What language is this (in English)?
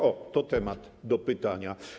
Polish